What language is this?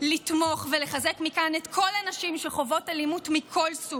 Hebrew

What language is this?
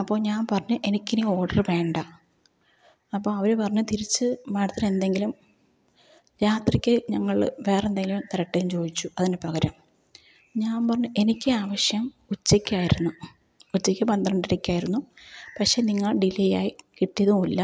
Malayalam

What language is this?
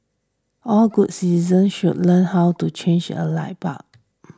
English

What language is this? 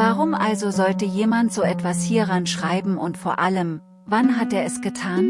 German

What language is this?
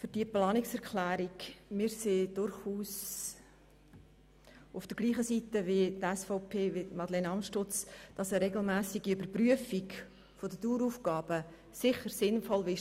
Swiss German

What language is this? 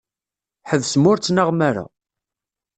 Kabyle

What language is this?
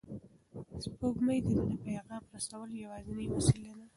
Pashto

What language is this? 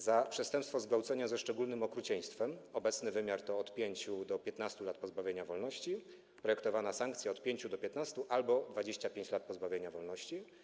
Polish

